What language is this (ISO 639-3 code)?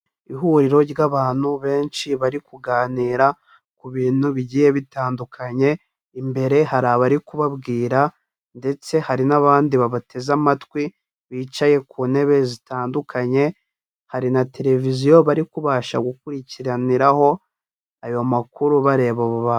kin